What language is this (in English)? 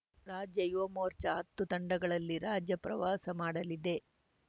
Kannada